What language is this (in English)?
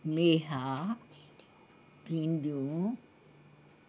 Sindhi